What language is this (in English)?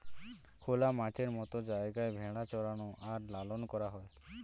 Bangla